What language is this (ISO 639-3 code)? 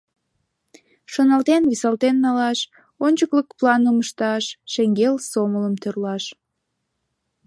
chm